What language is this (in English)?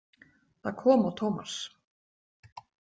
Icelandic